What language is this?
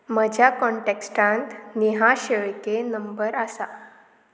Konkani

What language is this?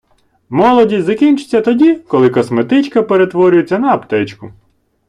Ukrainian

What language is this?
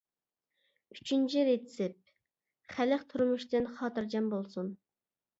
Uyghur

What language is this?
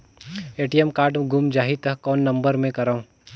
Chhattisgarhi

